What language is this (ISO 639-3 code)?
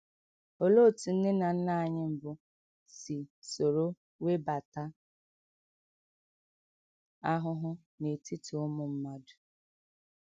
ibo